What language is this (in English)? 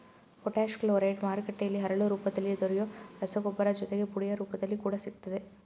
Kannada